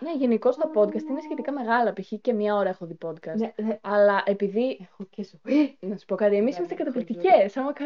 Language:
Greek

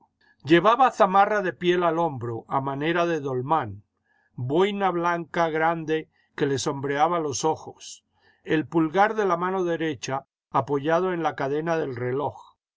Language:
Spanish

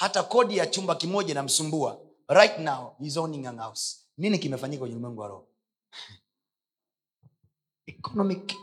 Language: Swahili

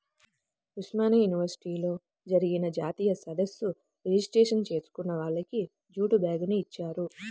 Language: Telugu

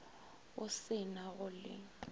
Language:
Northern Sotho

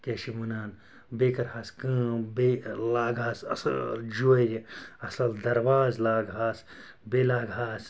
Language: Kashmiri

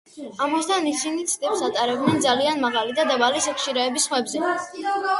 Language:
Georgian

